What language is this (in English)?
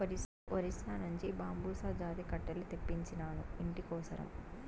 Telugu